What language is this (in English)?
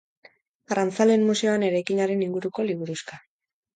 Basque